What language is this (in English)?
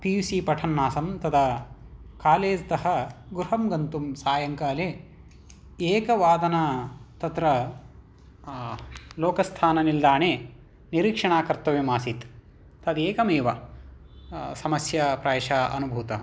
Sanskrit